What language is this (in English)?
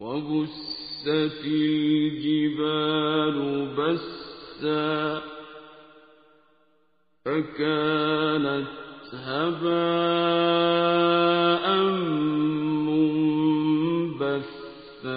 Arabic